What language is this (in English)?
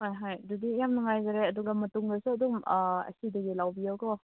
Manipuri